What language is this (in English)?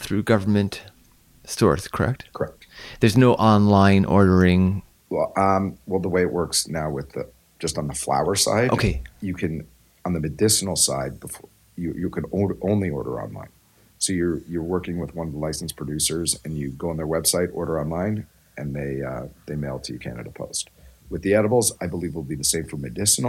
English